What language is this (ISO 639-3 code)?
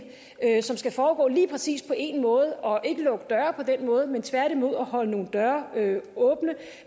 dan